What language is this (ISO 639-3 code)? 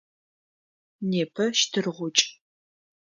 ady